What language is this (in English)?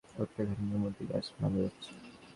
Bangla